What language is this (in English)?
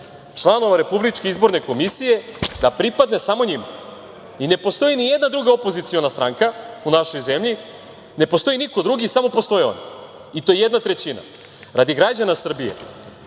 Serbian